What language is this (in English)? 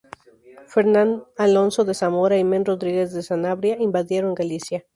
Spanish